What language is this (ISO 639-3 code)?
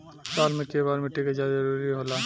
bho